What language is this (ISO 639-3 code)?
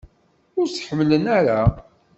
kab